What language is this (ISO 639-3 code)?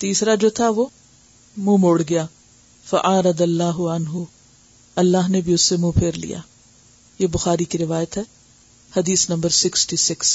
urd